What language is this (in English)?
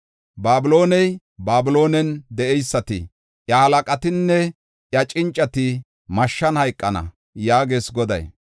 Gofa